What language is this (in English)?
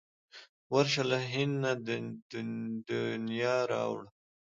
Pashto